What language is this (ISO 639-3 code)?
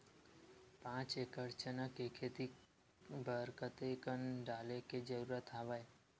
hne